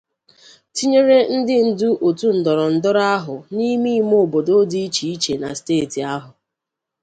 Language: Igbo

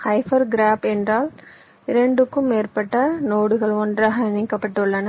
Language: Tamil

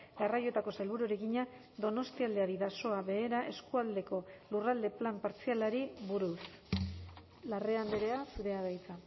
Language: Basque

